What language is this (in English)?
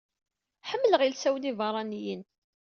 Kabyle